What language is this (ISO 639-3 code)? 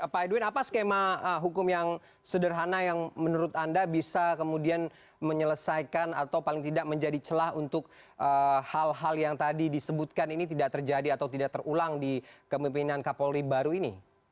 ind